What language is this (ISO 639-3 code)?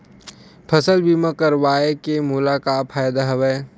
hne